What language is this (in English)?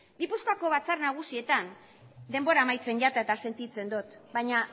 Basque